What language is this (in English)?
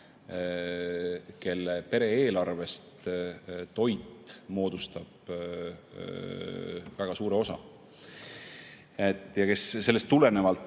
Estonian